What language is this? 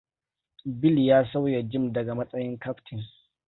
Hausa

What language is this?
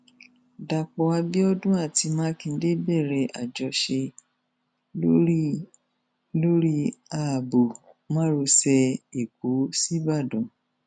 Yoruba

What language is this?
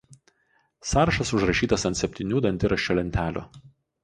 Lithuanian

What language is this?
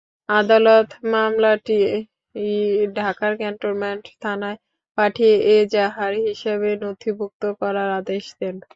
Bangla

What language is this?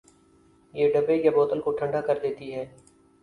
Urdu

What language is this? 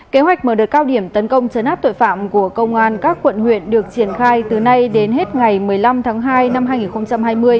Vietnamese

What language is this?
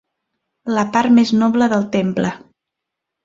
Catalan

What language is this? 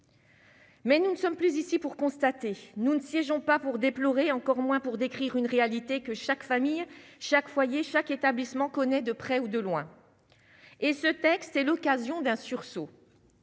French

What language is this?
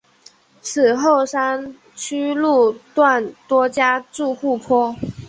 Chinese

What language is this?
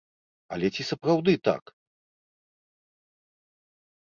Belarusian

